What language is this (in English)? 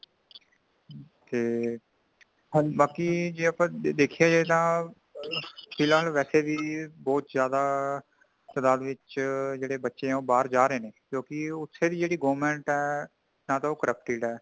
Punjabi